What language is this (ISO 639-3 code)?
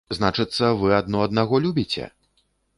bel